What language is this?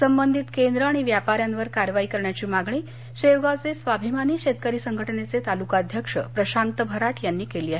Marathi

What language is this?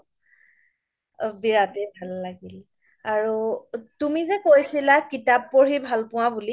Assamese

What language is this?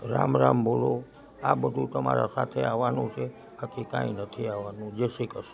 Gujarati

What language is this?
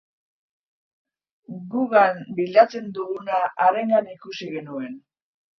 Basque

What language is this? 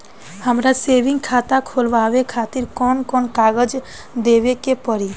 Bhojpuri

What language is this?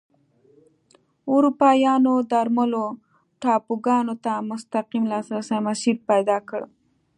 Pashto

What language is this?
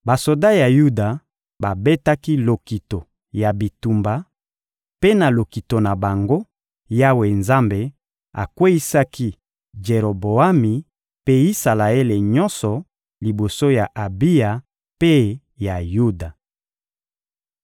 Lingala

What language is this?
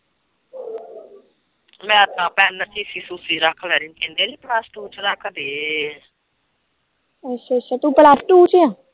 Punjabi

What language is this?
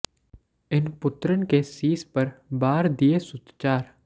Punjabi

